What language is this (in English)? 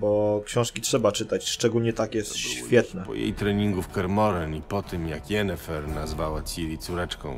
Polish